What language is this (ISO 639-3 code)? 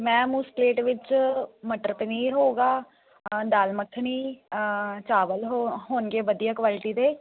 pan